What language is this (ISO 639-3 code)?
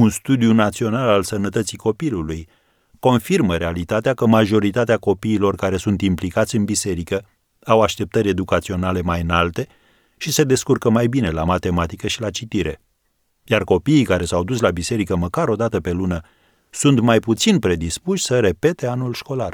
ron